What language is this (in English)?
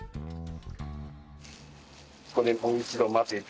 Japanese